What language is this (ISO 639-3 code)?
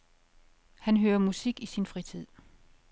dan